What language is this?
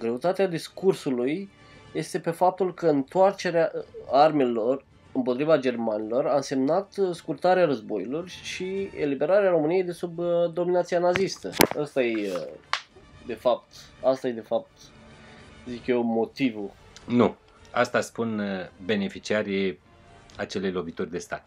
Romanian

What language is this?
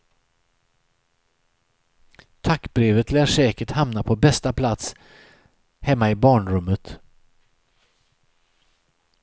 Swedish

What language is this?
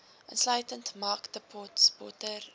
Afrikaans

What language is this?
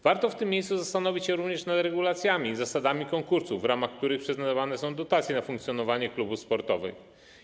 Polish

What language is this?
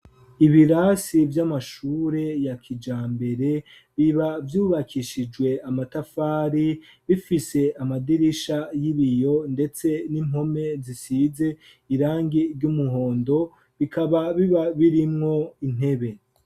Rundi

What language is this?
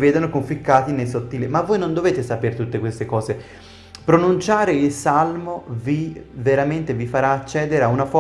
Italian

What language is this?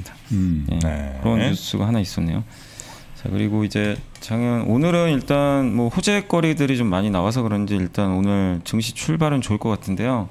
Korean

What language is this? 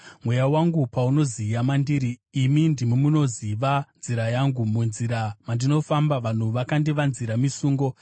Shona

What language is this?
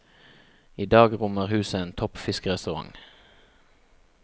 Norwegian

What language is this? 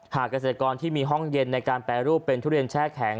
Thai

